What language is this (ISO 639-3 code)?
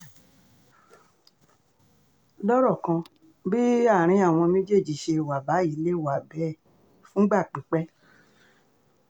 yor